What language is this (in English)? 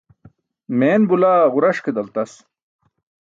Burushaski